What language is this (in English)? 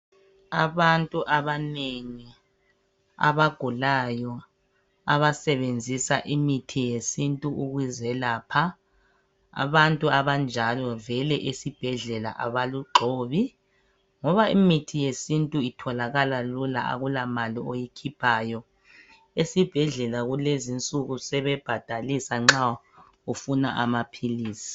North Ndebele